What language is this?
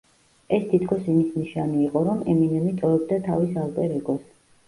Georgian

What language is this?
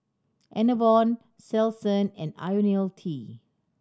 English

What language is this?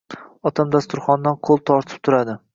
Uzbek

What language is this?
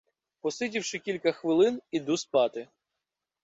Ukrainian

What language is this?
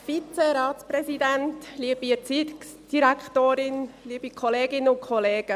Swiss German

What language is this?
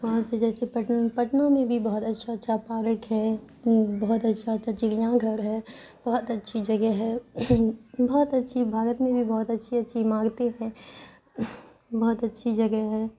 Urdu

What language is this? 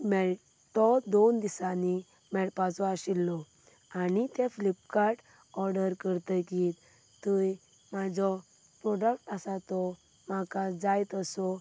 Konkani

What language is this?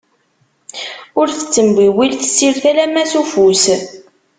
Kabyle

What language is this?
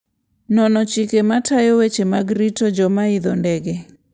Luo (Kenya and Tanzania)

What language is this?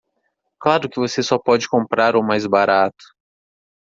Portuguese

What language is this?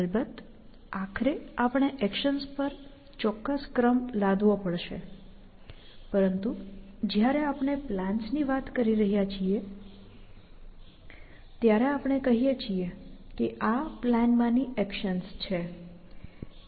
Gujarati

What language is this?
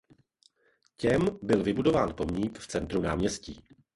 Czech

